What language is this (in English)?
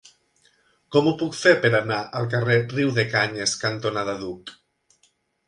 Catalan